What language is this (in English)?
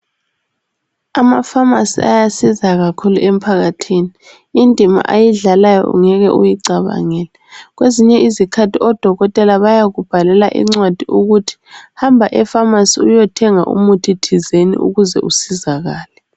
North Ndebele